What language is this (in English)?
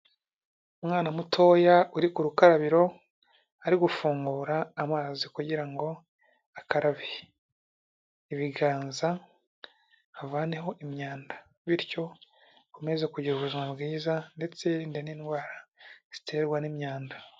Kinyarwanda